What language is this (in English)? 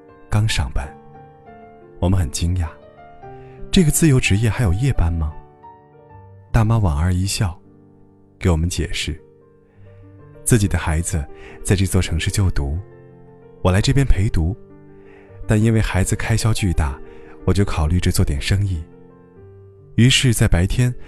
Chinese